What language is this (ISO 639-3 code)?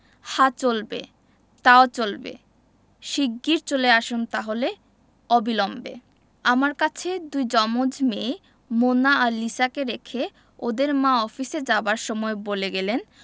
ben